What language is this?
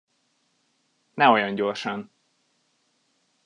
Hungarian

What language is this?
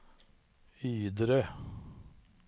Swedish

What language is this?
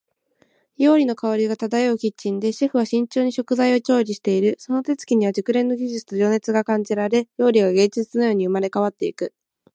Japanese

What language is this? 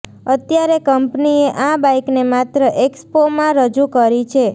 Gujarati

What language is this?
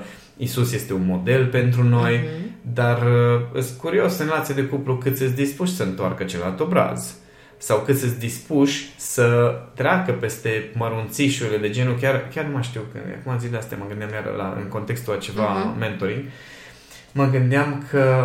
Romanian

